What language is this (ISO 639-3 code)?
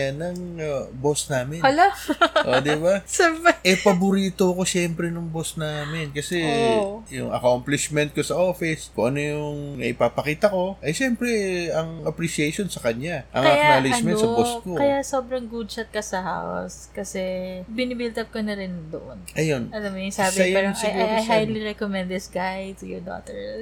fil